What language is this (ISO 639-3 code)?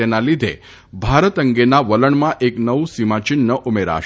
guj